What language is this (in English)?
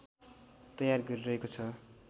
Nepali